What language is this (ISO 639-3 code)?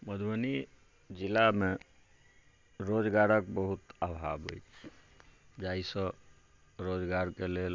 mai